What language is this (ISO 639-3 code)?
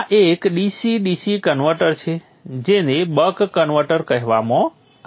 guj